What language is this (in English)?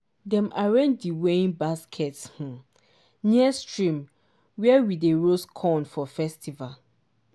Nigerian Pidgin